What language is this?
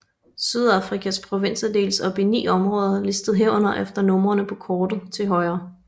Danish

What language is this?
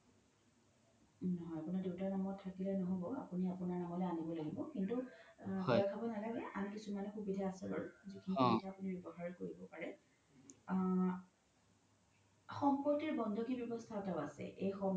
Assamese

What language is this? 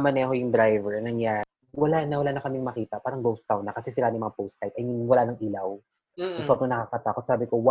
Filipino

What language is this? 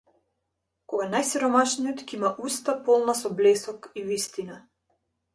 Macedonian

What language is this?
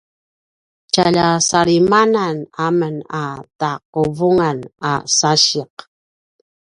Paiwan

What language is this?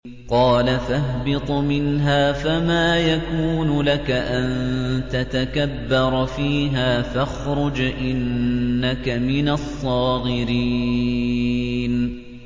Arabic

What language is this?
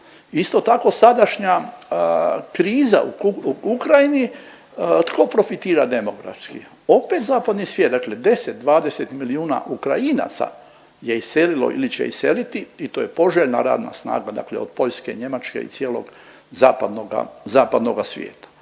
Croatian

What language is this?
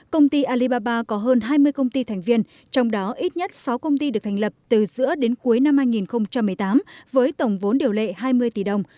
Vietnamese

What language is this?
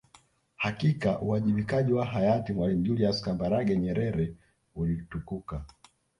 Swahili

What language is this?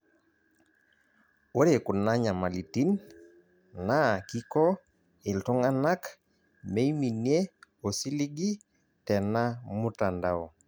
Masai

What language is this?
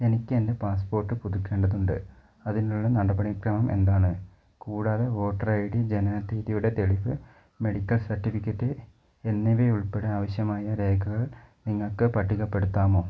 Malayalam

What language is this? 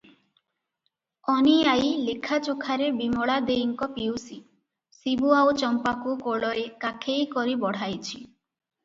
Odia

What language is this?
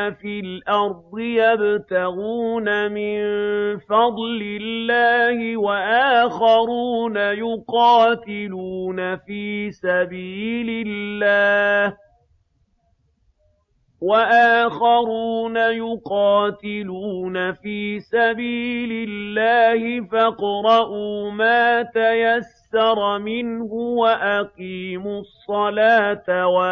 Arabic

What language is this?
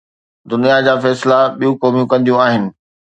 Sindhi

